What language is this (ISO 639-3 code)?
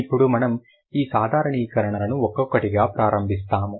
tel